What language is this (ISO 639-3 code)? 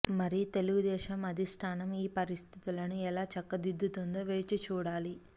tel